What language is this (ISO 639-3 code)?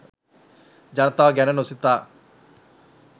sin